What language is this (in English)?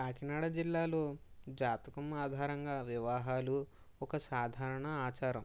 Telugu